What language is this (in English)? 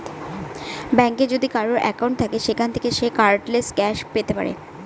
Bangla